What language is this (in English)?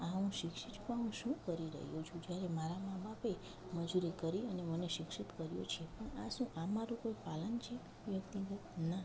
Gujarati